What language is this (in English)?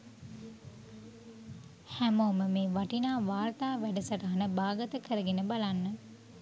Sinhala